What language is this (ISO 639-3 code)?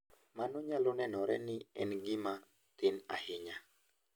luo